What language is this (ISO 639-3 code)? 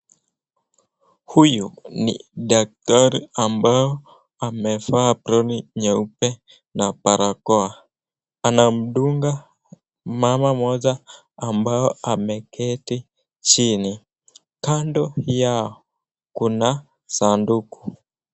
swa